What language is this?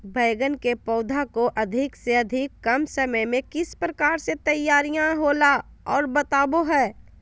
Magahi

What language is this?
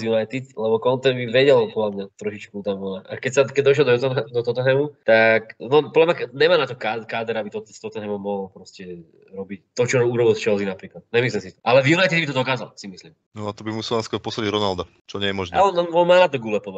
Slovak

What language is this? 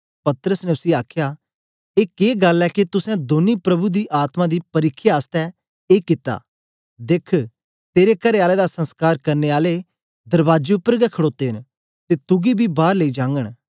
Dogri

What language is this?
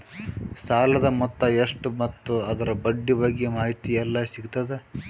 Kannada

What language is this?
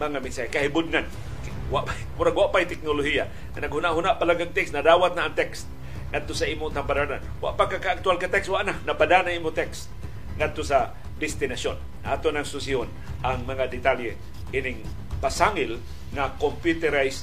Filipino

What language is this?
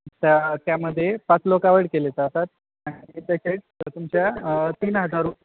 Marathi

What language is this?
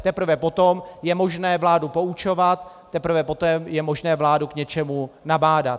Czech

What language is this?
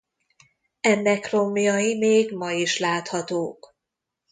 Hungarian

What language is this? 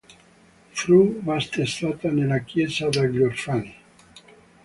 Italian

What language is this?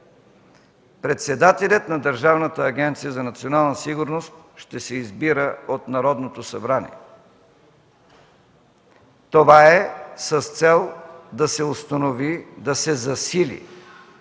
Bulgarian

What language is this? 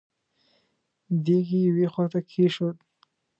Pashto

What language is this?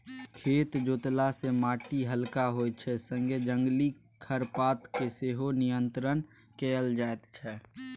Maithili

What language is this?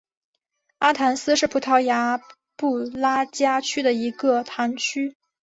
Chinese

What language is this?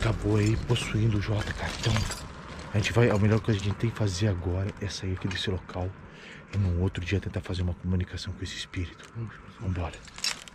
Portuguese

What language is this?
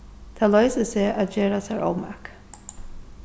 Faroese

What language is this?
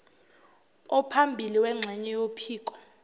Zulu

